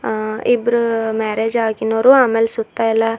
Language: Kannada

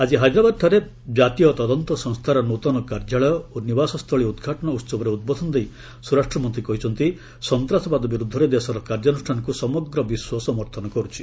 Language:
Odia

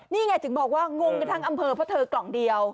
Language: Thai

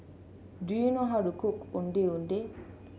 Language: English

